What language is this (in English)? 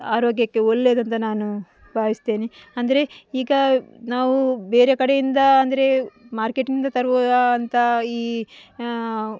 Kannada